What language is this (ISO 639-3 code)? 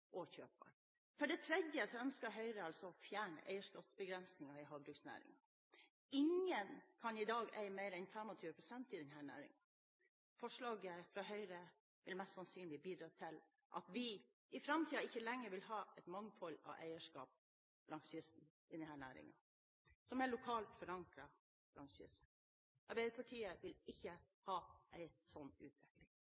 nob